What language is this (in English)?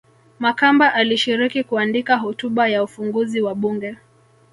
Swahili